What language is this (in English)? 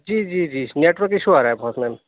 Urdu